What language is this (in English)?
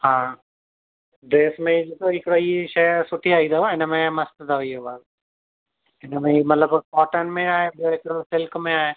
Sindhi